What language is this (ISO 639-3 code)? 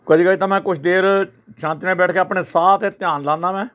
pan